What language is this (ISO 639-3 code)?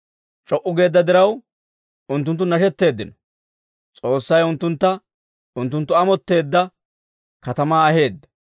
dwr